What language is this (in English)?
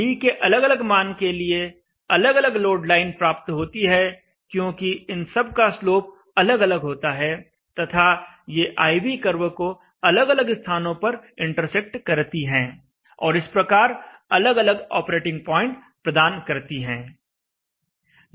Hindi